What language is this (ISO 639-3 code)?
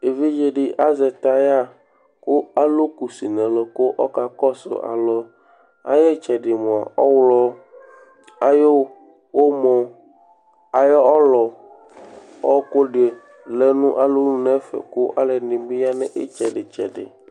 kpo